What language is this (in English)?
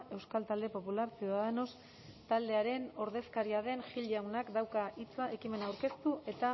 Basque